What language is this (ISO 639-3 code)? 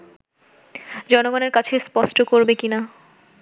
ben